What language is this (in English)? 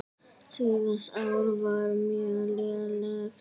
Icelandic